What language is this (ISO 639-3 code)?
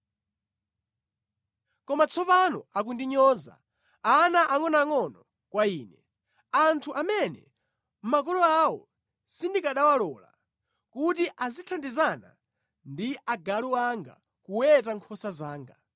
nya